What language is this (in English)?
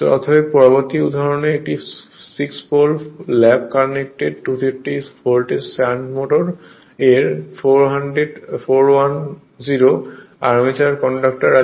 Bangla